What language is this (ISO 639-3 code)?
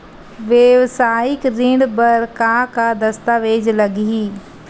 hne